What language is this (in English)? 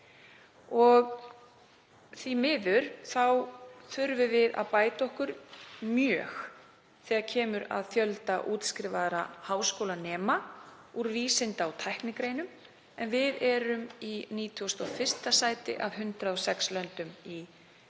Icelandic